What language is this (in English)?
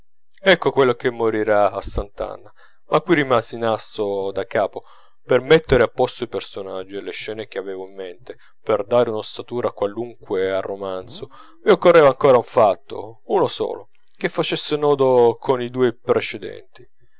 Italian